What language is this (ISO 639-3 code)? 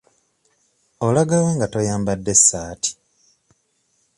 lug